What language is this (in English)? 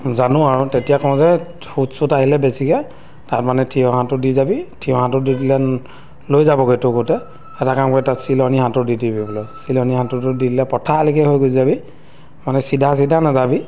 Assamese